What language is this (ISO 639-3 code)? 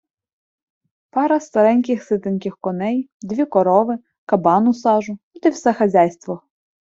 ukr